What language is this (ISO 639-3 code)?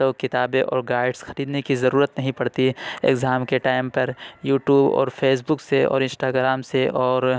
urd